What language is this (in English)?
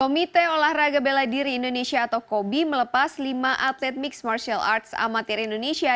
Indonesian